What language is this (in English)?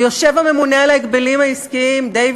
Hebrew